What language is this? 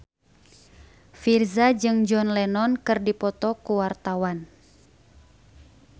Sundanese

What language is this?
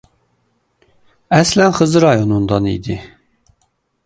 Azerbaijani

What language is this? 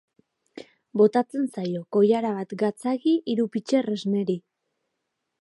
Basque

